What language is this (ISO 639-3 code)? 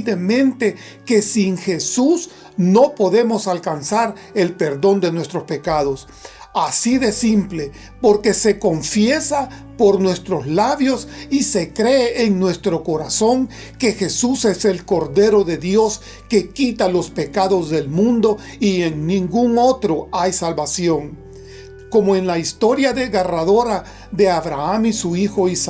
spa